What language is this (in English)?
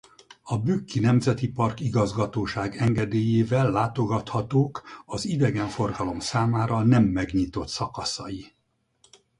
Hungarian